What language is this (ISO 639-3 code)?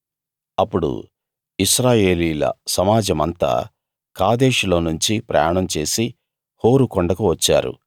tel